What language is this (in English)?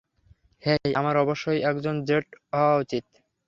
Bangla